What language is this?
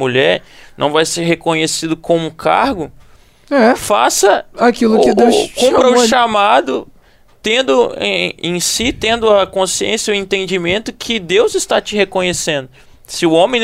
Portuguese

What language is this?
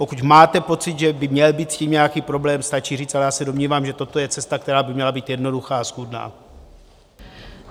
Czech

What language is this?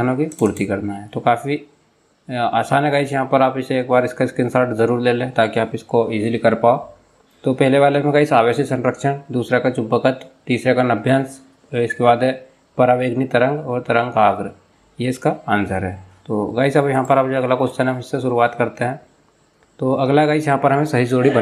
Hindi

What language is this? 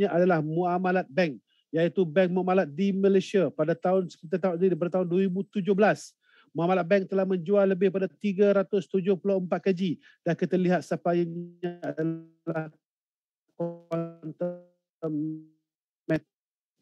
Malay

